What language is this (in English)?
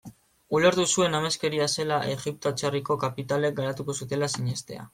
Basque